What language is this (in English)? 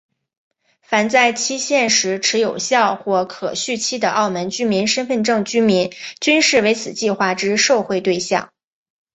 Chinese